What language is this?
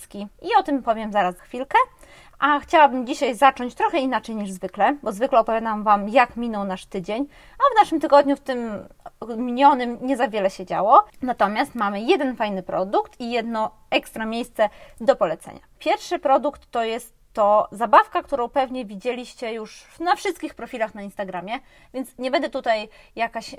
Polish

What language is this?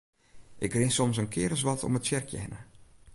Western Frisian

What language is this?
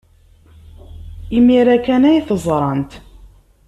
Kabyle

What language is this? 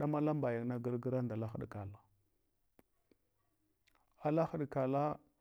Hwana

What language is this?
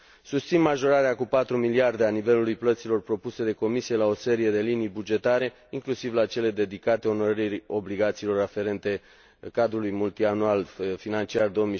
Romanian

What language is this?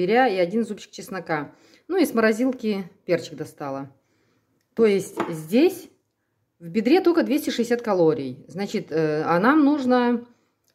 Russian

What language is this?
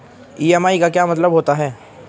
Hindi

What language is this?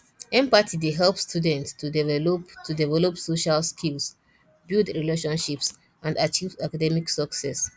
Nigerian Pidgin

